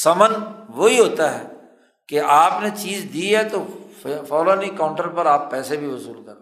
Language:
Urdu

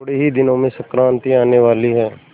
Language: Hindi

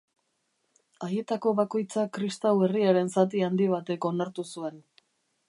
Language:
Basque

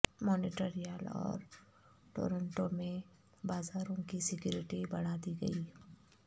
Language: Urdu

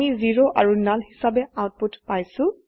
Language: Assamese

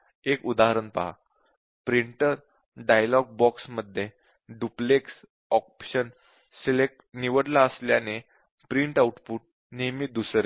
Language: Marathi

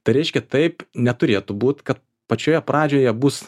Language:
Lithuanian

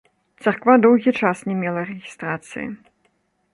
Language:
Belarusian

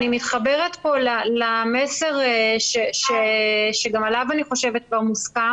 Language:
Hebrew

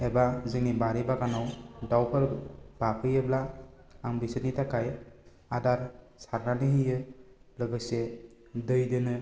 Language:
Bodo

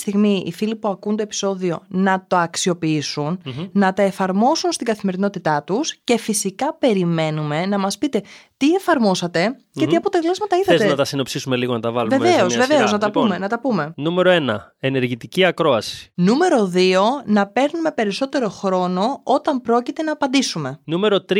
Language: Greek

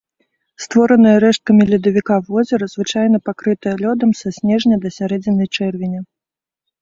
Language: Belarusian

